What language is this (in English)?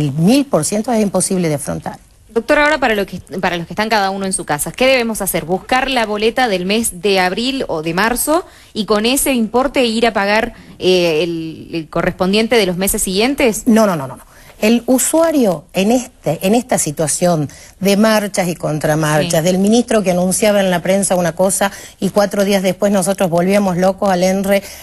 Spanish